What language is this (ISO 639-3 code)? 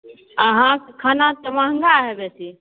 mai